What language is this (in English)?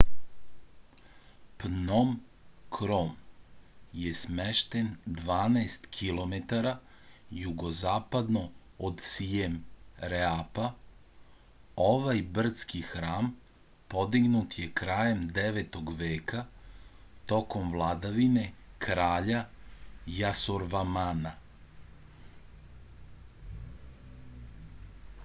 Serbian